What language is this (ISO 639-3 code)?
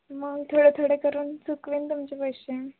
mar